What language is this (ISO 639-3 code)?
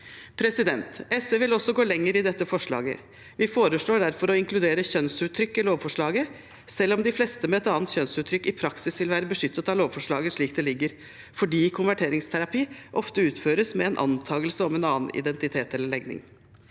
nor